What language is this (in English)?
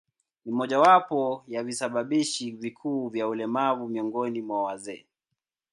Swahili